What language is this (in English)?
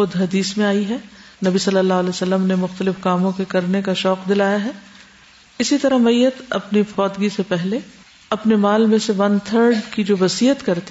Urdu